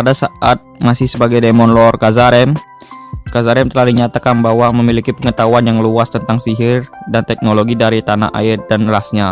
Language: Indonesian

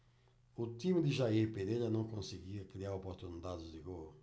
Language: Portuguese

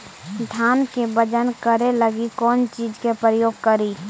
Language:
Magahi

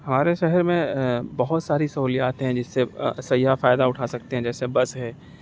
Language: Urdu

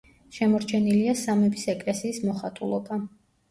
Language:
Georgian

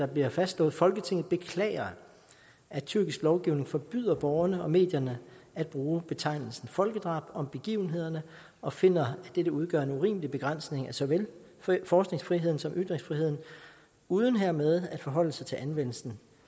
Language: Danish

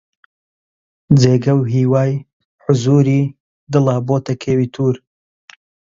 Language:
Central Kurdish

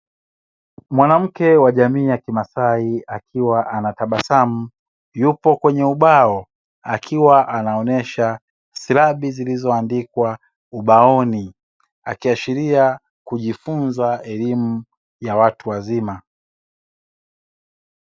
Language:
Swahili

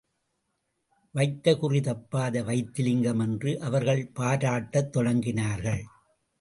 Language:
Tamil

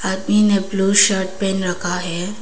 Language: Hindi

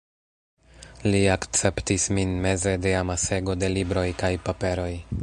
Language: Esperanto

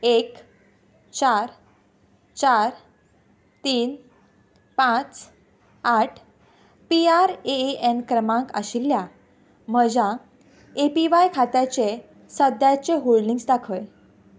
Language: Konkani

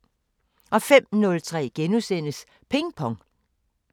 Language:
Danish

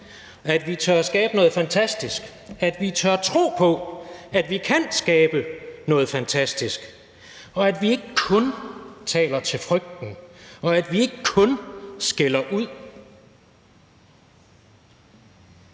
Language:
Danish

